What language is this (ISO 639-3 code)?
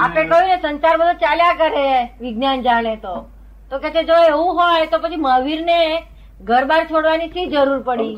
guj